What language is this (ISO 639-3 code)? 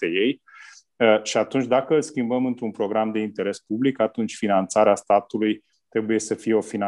ron